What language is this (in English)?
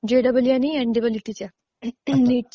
Marathi